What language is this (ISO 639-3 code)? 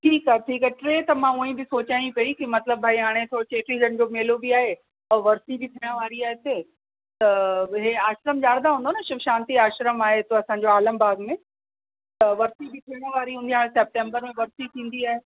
snd